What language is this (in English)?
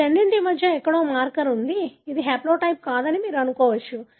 Telugu